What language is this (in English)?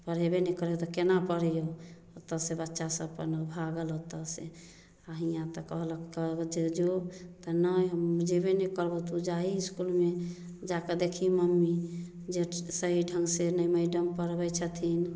Maithili